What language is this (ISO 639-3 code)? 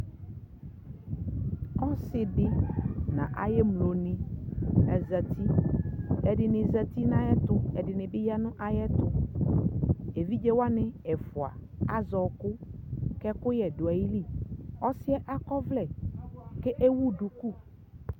kpo